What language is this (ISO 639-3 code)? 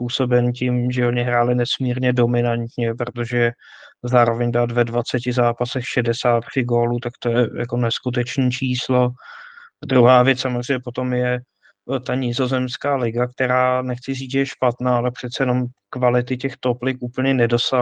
ces